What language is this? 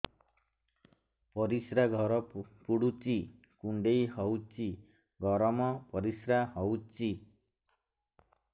Odia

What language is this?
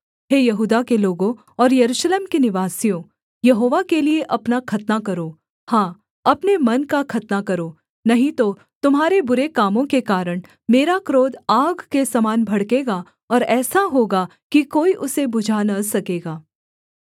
Hindi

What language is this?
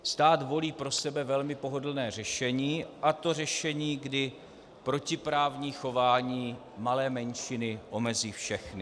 Czech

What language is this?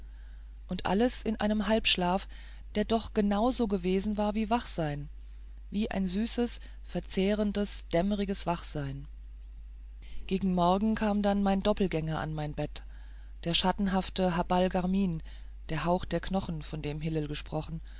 German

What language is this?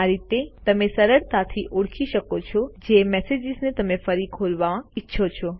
Gujarati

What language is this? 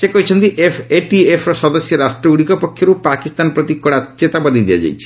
Odia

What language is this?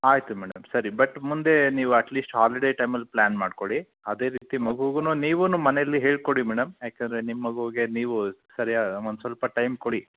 Kannada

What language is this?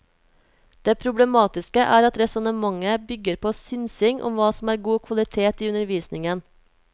Norwegian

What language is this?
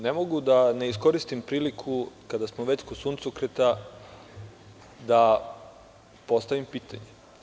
Serbian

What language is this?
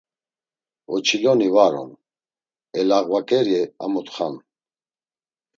Laz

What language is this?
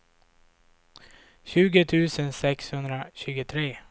Swedish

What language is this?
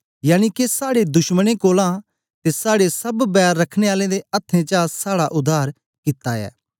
Dogri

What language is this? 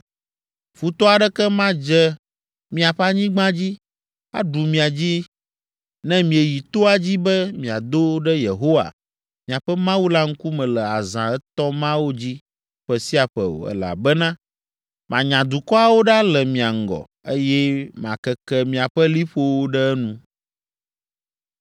Ewe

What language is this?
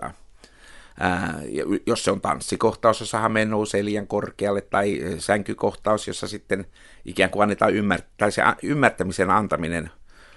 Finnish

